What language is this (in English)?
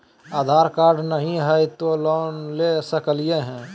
Magahi